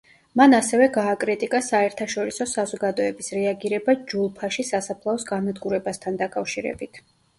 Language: Georgian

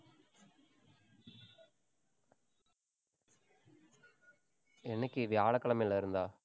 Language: Tamil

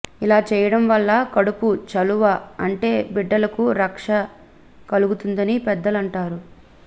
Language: Telugu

